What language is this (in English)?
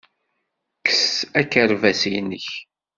Kabyle